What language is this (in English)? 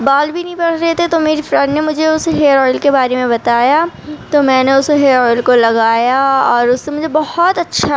Urdu